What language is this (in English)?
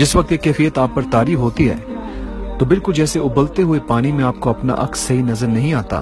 Urdu